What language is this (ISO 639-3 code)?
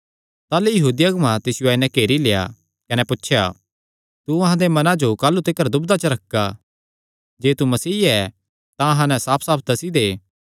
xnr